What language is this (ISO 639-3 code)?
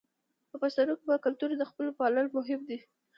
pus